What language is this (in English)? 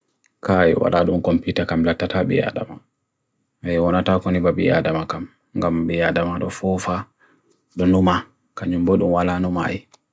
Bagirmi Fulfulde